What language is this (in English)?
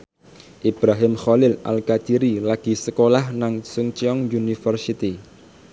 Javanese